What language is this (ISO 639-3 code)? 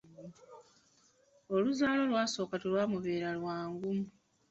lug